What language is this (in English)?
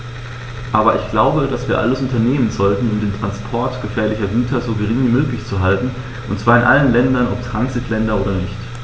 German